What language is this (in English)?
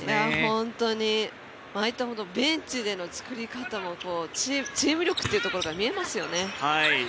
Japanese